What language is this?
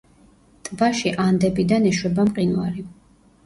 Georgian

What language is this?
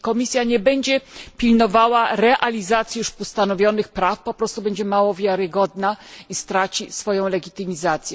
Polish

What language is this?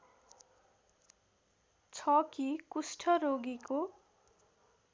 Nepali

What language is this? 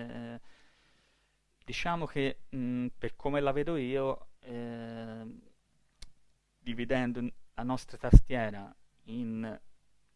Italian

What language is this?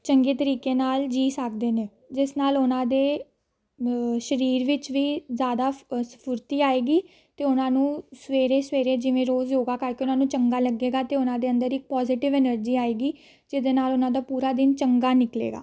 Punjabi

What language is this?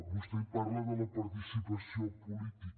Catalan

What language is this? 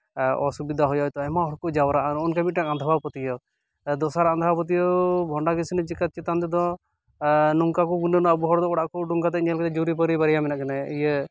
Santali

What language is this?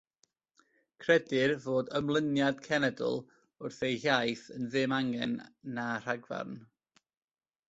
Welsh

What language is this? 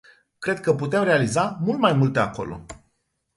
Romanian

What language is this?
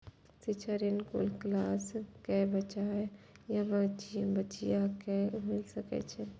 Maithili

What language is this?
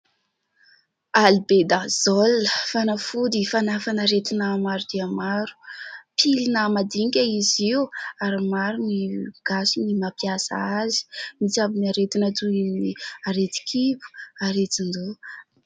Malagasy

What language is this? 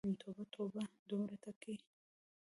Pashto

